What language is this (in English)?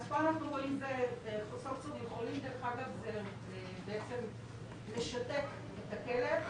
Hebrew